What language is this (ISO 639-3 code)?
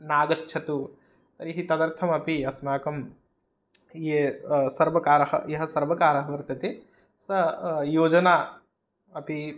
san